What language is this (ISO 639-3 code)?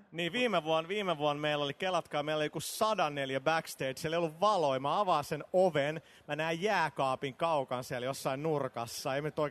fin